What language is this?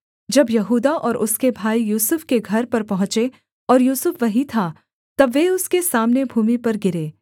Hindi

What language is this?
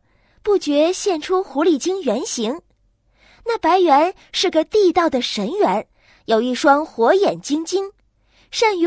Chinese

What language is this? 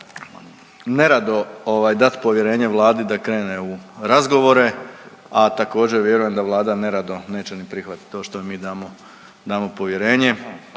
Croatian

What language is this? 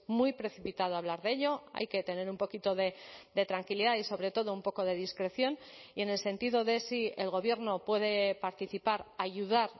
Spanish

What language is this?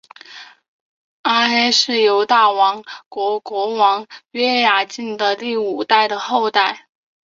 Chinese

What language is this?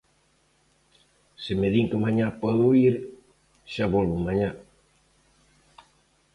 Galician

